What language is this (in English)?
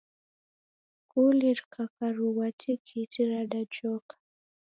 Taita